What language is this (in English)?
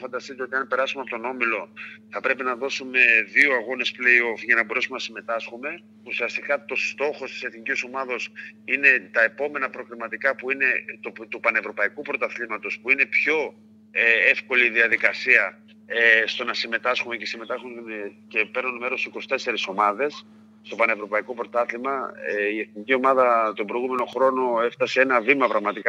Greek